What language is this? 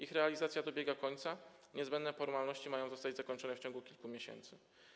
Polish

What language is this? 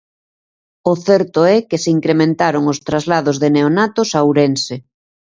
Galician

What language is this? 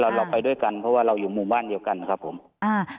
Thai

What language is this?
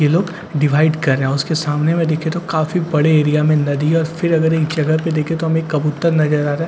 Hindi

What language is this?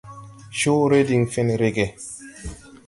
Tupuri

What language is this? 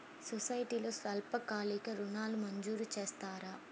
Telugu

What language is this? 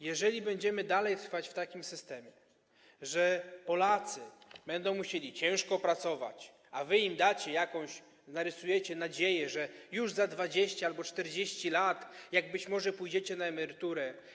Polish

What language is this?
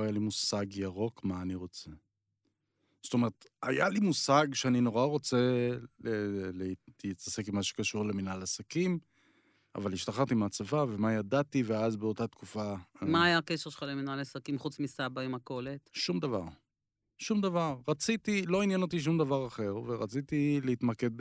Hebrew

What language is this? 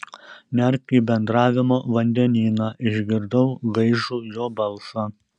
Lithuanian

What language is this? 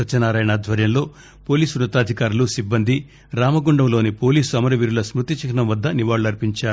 Telugu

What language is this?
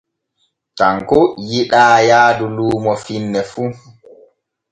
Borgu Fulfulde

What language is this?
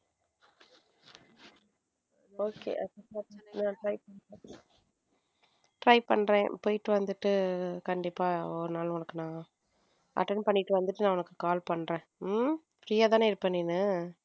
Tamil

